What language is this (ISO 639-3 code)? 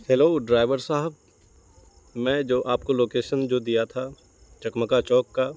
urd